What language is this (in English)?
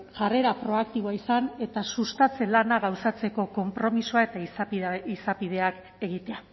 Basque